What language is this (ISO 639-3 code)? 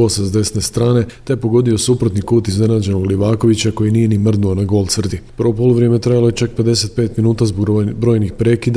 hrv